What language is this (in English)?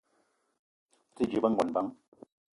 Eton (Cameroon)